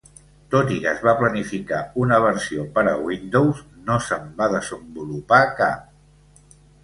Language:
Catalan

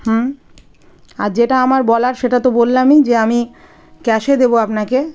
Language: Bangla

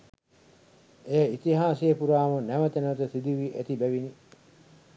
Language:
Sinhala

